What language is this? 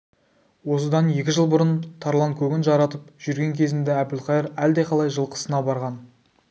Kazakh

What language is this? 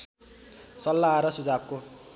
Nepali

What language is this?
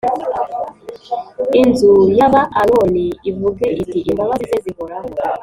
Kinyarwanda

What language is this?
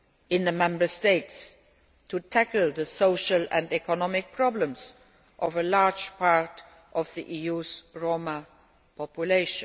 English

